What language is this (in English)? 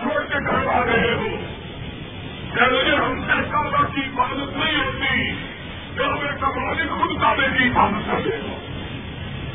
Urdu